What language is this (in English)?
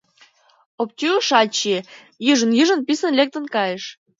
Mari